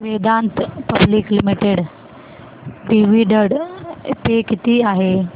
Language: Marathi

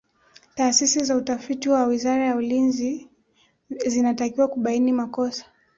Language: Swahili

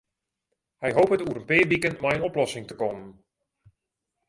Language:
Western Frisian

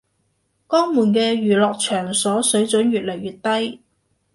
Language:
Cantonese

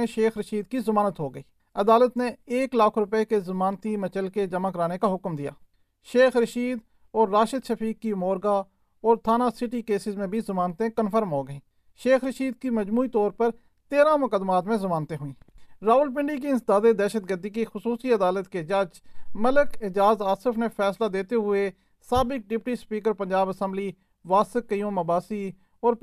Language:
Urdu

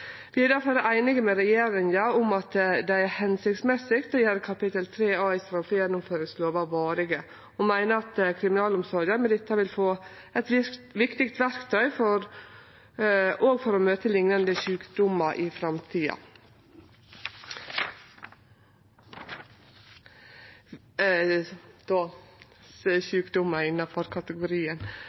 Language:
Norwegian Nynorsk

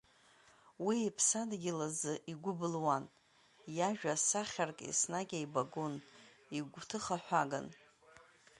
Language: Abkhazian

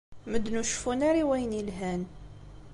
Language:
Kabyle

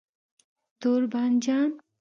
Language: Pashto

